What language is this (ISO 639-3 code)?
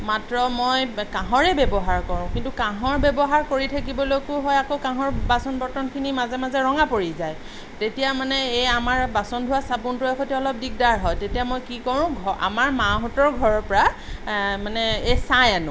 asm